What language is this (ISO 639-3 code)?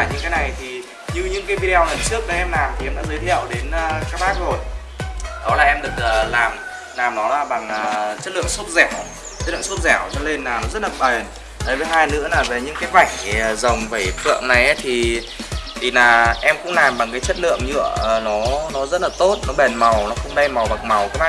vie